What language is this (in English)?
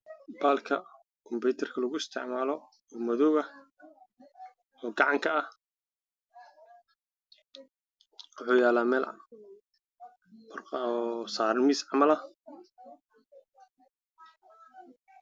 Somali